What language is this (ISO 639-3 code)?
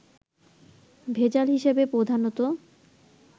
ben